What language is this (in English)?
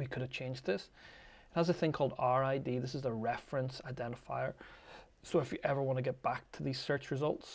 English